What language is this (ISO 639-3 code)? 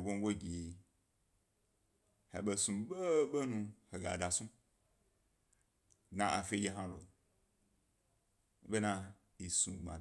gby